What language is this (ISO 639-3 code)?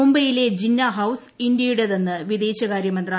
mal